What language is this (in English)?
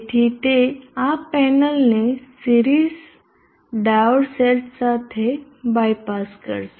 Gujarati